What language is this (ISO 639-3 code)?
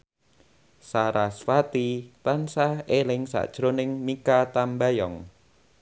jav